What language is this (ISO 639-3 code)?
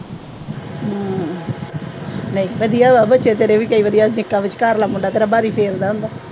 pan